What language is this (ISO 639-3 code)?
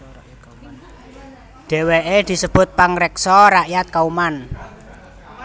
jav